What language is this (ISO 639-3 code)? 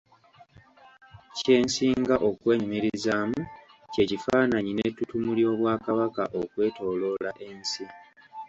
lug